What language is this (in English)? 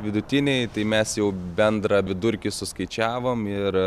Lithuanian